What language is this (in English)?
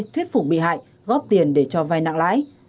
Vietnamese